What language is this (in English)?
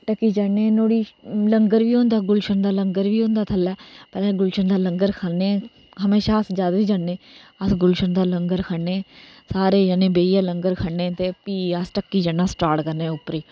Dogri